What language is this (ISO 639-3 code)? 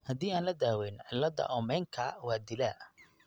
som